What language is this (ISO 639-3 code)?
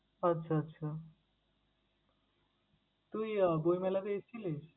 ben